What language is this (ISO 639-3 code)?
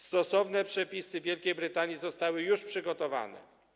pol